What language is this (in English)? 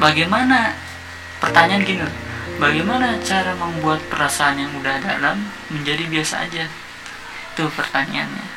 Indonesian